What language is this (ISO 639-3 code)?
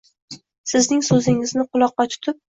uzb